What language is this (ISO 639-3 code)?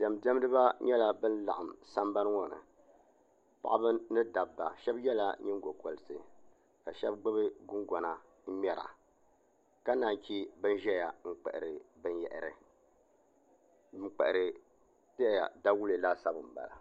dag